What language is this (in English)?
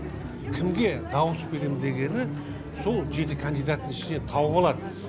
Kazakh